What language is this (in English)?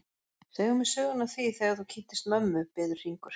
Icelandic